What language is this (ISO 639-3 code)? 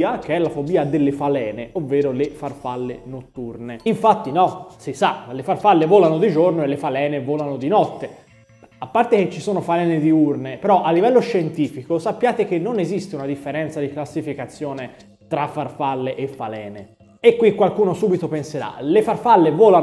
ita